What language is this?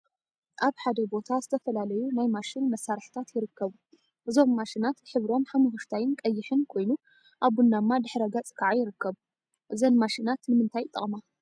Tigrinya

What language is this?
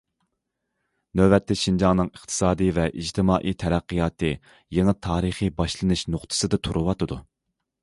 Uyghur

